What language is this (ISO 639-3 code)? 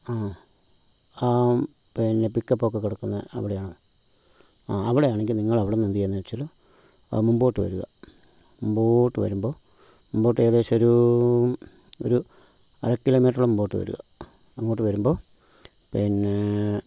mal